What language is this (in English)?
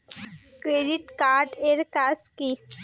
Bangla